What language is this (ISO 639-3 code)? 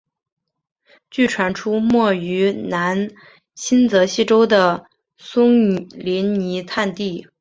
zho